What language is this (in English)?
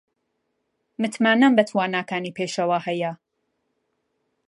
Central Kurdish